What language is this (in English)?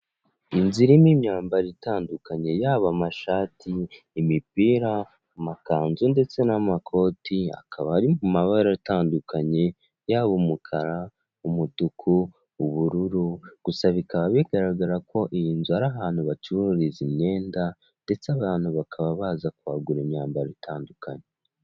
Kinyarwanda